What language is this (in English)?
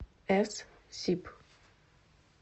Russian